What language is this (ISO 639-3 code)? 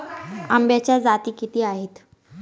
mar